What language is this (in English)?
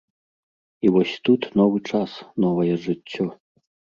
Belarusian